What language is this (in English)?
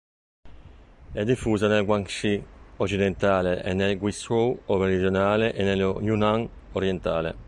Italian